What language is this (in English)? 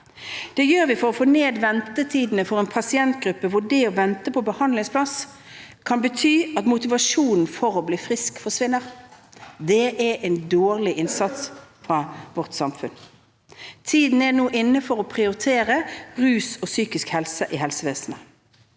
Norwegian